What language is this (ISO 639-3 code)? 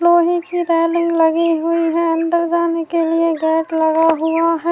urd